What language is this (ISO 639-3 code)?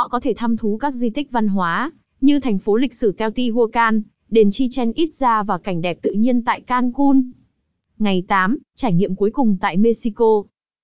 vie